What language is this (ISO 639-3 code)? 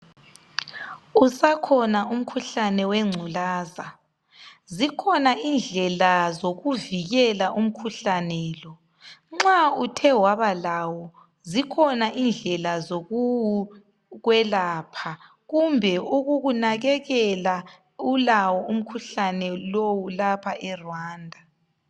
nde